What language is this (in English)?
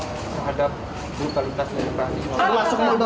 Indonesian